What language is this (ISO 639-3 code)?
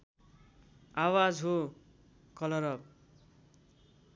nep